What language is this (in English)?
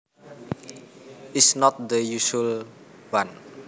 Javanese